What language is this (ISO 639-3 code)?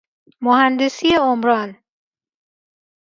fas